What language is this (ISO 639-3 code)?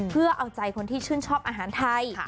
tha